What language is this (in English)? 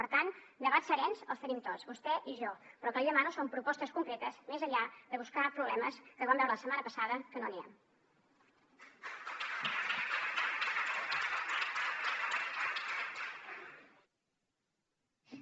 Catalan